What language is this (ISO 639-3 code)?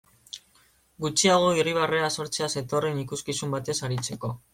eus